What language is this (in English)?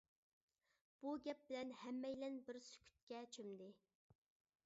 Uyghur